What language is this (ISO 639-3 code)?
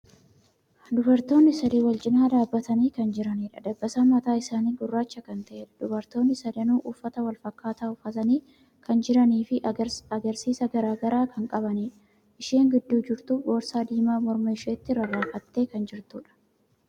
orm